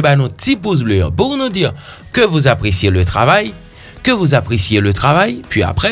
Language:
French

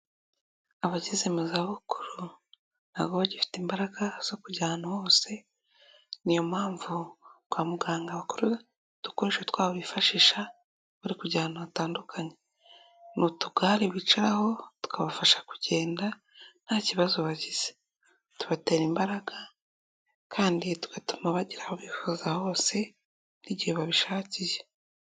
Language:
Kinyarwanda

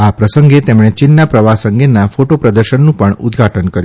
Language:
Gujarati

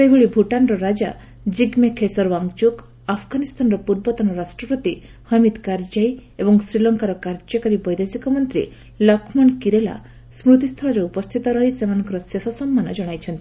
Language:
Odia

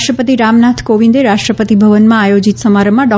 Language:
Gujarati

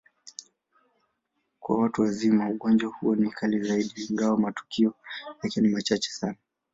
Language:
Swahili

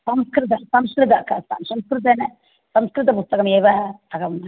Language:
Sanskrit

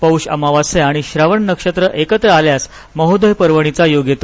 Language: Marathi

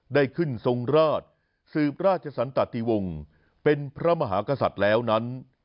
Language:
Thai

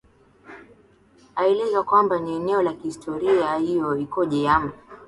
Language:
Swahili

